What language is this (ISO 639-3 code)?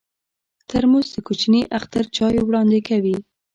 pus